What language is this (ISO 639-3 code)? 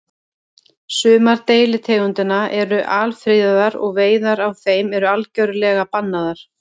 isl